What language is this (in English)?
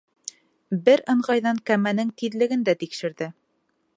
Bashkir